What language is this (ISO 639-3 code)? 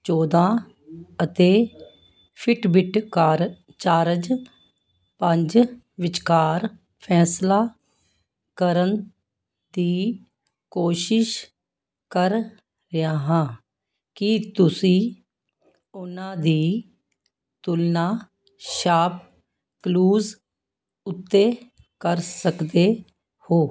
pan